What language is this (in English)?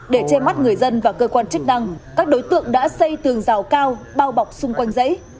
Vietnamese